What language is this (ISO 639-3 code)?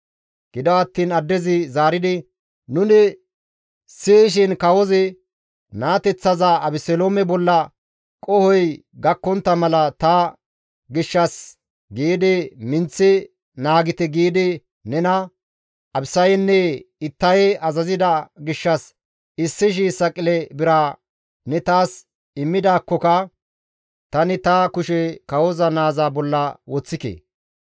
gmv